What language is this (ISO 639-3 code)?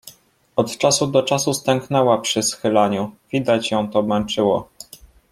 pol